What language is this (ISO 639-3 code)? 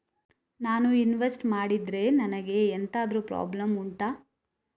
kan